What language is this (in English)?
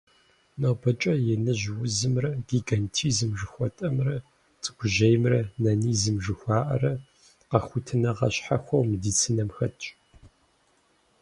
Kabardian